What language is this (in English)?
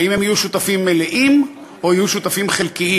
Hebrew